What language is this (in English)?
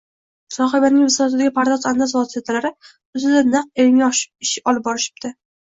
Uzbek